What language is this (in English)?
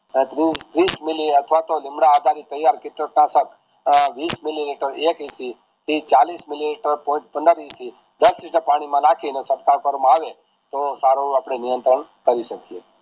Gujarati